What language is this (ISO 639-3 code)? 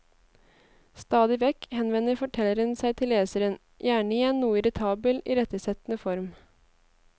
nor